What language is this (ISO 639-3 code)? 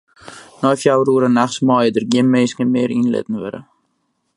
fry